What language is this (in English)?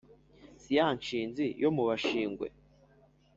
Kinyarwanda